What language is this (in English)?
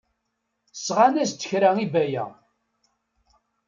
Kabyle